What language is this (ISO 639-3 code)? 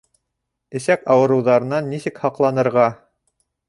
bak